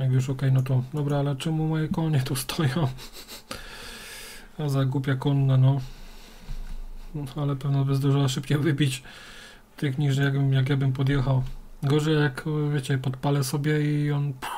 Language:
Polish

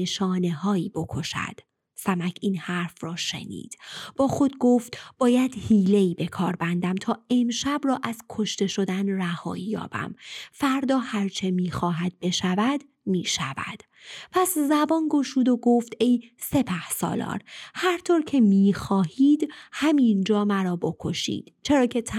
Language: Persian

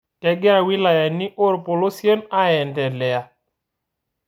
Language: Masai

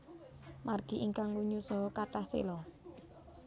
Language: Javanese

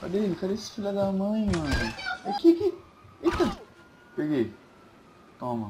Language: Portuguese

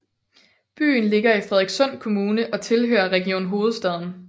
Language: Danish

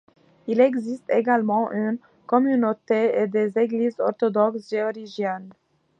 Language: French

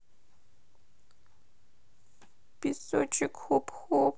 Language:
Russian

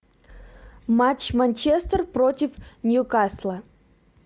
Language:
Russian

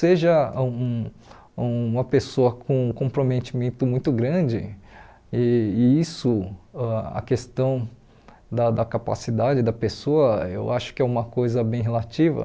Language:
Portuguese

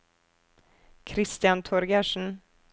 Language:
Norwegian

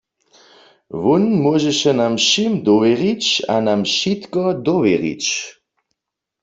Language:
Upper Sorbian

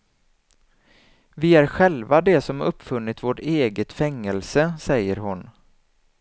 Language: Swedish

